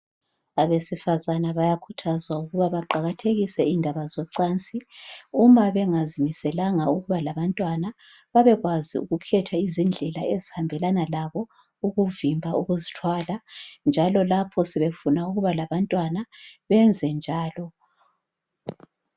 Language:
North Ndebele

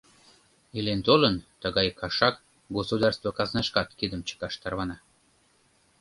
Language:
Mari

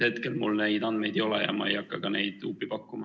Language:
Estonian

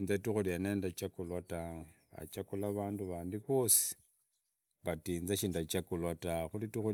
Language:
Idakho-Isukha-Tiriki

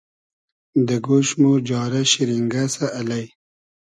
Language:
Hazaragi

